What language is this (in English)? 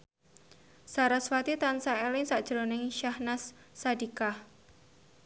Javanese